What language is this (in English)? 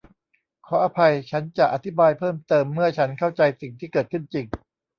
Thai